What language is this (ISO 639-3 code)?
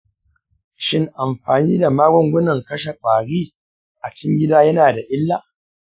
hau